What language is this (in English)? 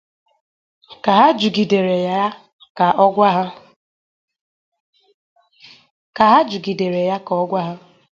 Igbo